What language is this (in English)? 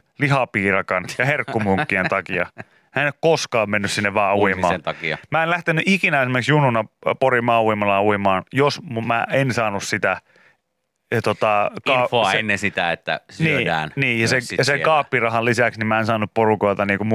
Finnish